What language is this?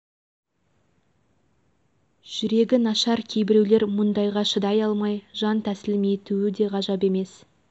Kazakh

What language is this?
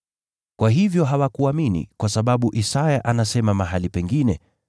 Swahili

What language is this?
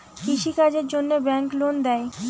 Bangla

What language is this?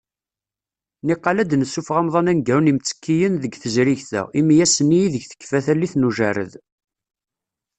Kabyle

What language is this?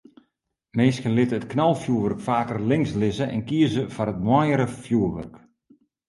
Western Frisian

